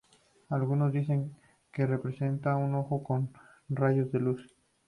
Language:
Spanish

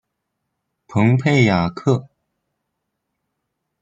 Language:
Chinese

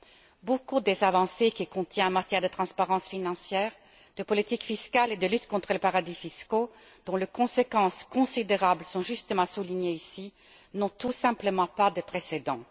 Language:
French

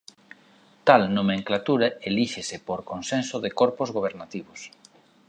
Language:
Galician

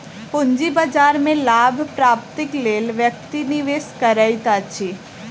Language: Maithili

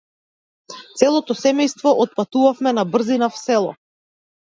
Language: Macedonian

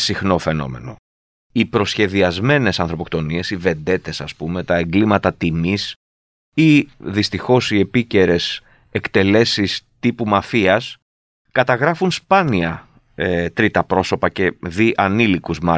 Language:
Greek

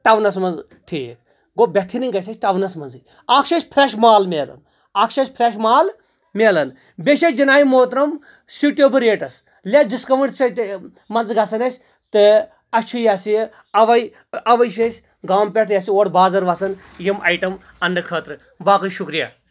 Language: Kashmiri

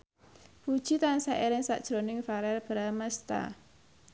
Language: Javanese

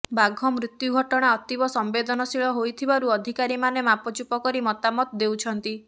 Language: Odia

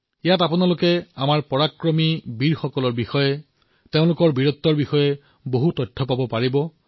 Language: Assamese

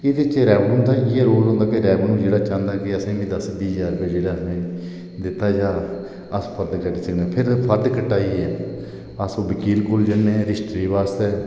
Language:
Dogri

